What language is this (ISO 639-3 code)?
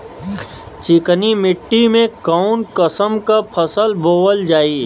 bho